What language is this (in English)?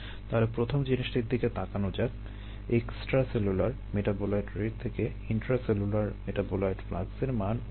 Bangla